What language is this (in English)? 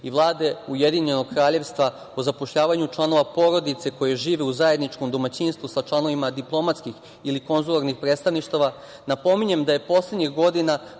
Serbian